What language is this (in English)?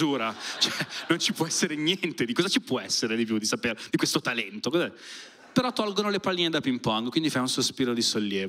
Italian